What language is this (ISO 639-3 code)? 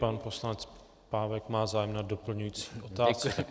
ces